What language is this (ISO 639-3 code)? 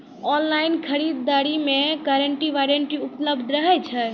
mai